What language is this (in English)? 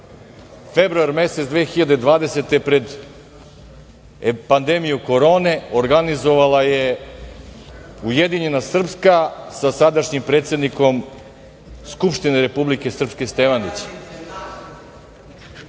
Serbian